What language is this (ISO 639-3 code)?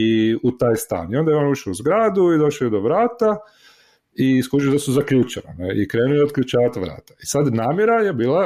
hrv